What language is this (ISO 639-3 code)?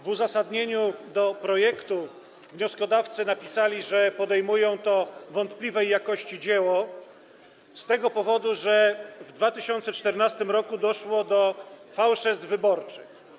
pol